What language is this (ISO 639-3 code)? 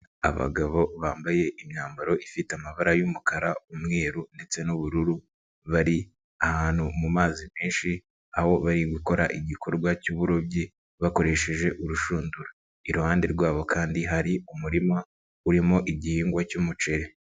kin